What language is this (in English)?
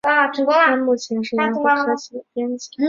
Chinese